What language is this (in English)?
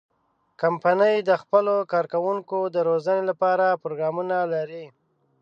Pashto